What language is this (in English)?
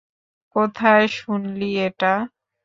Bangla